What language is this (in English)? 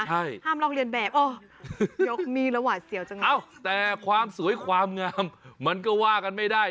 Thai